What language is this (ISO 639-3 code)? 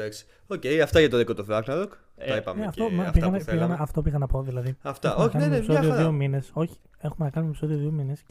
ell